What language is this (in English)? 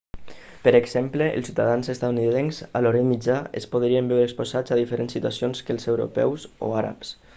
Catalan